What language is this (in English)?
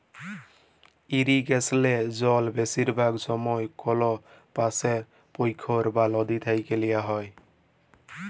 Bangla